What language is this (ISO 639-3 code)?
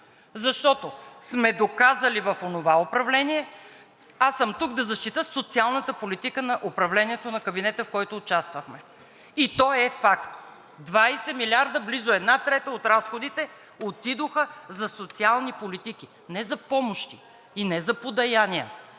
bul